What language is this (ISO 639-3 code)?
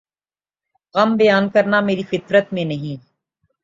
urd